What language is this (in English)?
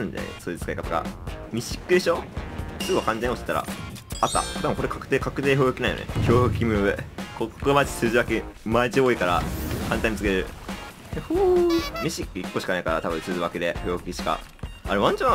Japanese